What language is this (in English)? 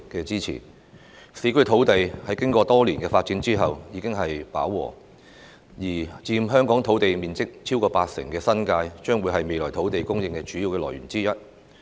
Cantonese